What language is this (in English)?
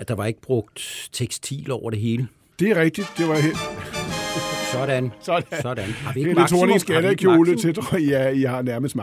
Danish